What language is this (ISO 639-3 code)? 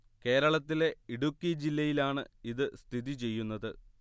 mal